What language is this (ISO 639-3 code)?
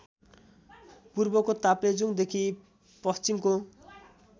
nep